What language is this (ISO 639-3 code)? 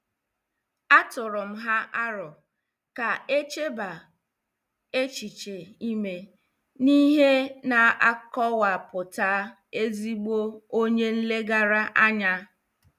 ibo